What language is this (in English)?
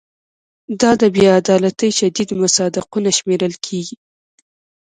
Pashto